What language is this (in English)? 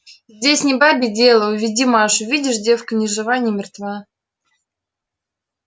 Russian